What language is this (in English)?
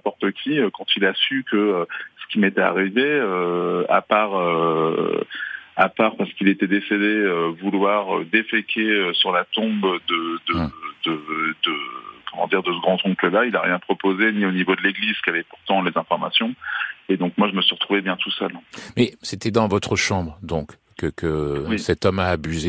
French